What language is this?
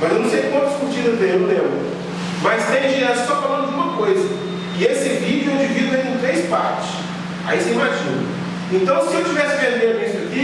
Portuguese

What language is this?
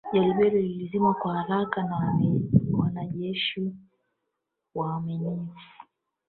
Swahili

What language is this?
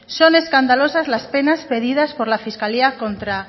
Spanish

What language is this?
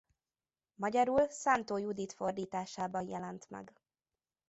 Hungarian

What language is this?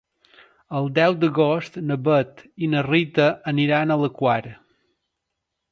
Catalan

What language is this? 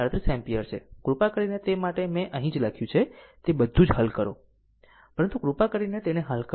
Gujarati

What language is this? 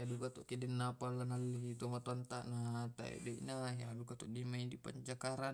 Tae'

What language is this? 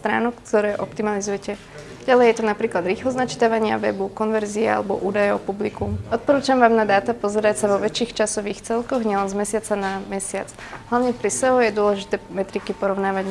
Slovak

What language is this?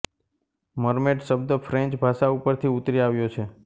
Gujarati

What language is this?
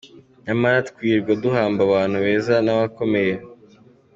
Kinyarwanda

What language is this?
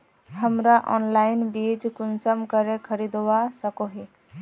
Magahi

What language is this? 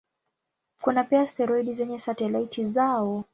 Swahili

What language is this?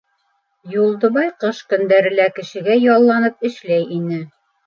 Bashkir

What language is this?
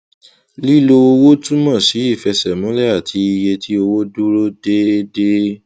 Yoruba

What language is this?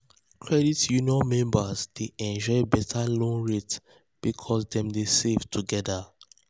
Nigerian Pidgin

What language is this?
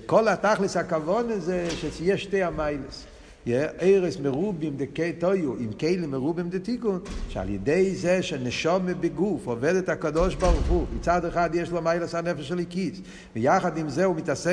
Hebrew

